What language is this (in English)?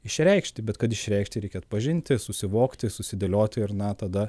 Lithuanian